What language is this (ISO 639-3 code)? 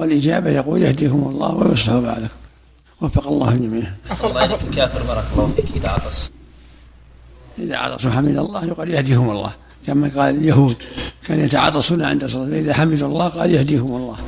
ara